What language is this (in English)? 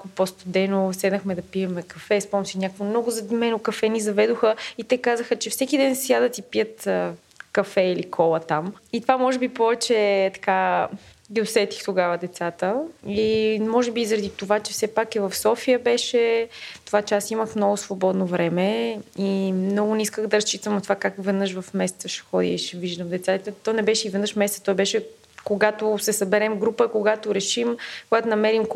Bulgarian